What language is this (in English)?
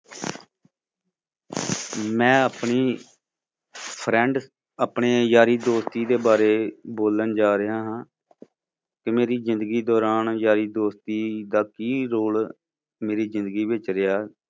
Punjabi